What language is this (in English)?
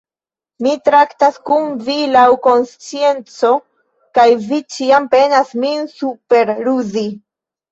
Esperanto